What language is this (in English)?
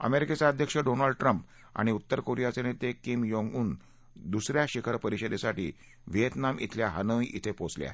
Marathi